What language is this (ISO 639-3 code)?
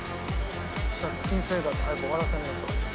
jpn